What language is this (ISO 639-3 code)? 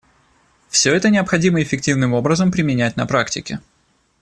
rus